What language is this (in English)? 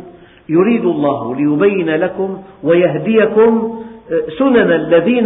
Arabic